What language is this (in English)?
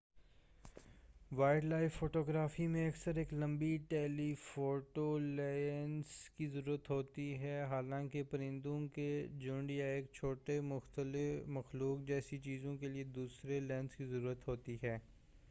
Urdu